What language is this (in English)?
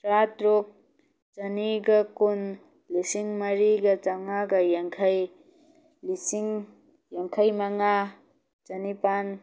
Manipuri